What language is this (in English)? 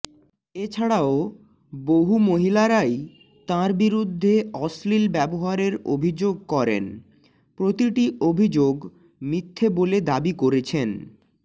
Bangla